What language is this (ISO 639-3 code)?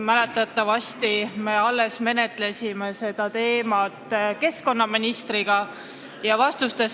est